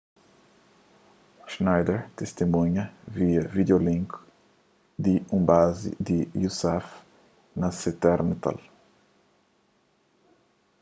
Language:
Kabuverdianu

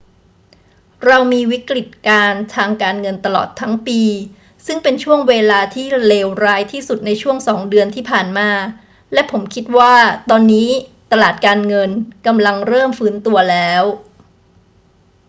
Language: Thai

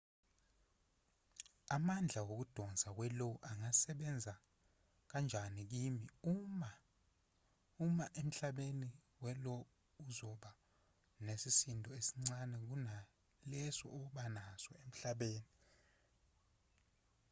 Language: Zulu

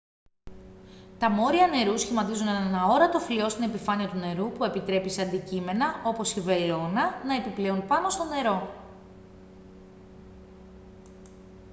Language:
Greek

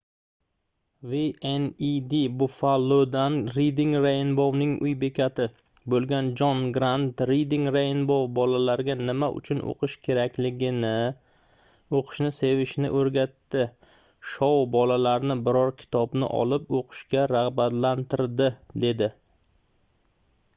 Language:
Uzbek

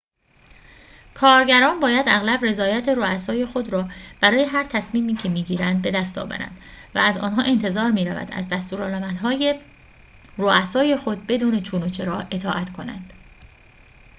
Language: Persian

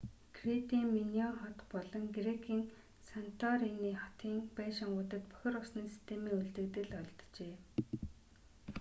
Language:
Mongolian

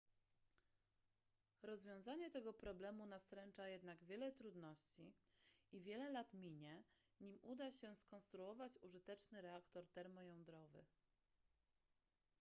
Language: Polish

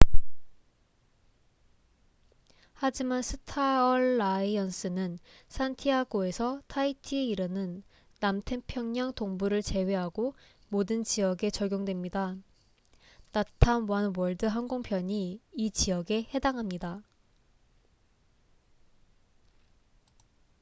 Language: Korean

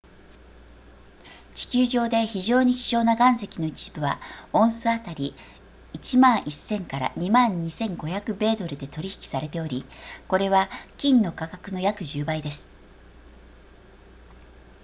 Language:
Japanese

